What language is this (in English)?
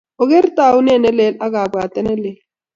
Kalenjin